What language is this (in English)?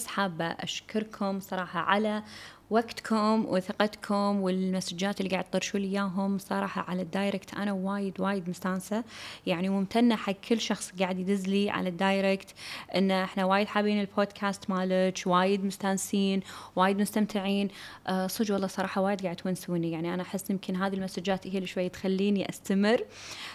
Arabic